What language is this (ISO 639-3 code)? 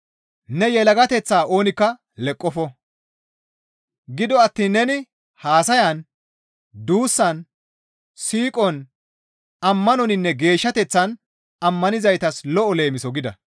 gmv